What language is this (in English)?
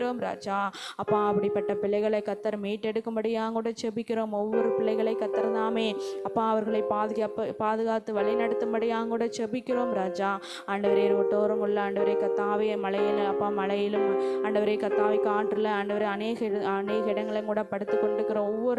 Tamil